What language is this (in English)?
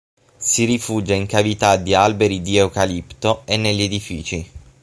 Italian